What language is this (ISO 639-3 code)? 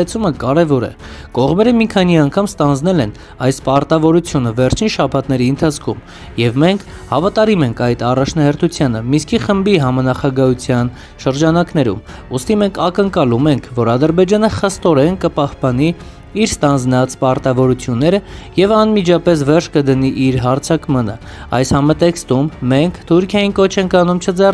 tur